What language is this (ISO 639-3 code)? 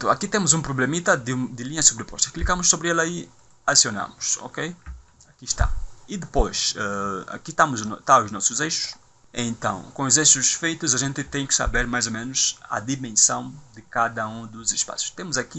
por